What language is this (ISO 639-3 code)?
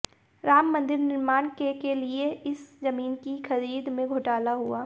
hin